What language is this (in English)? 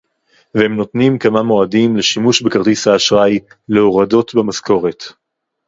Hebrew